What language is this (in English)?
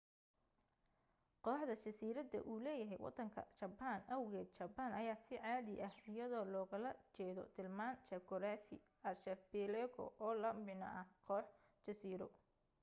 Somali